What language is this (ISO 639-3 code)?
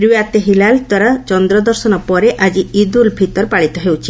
ori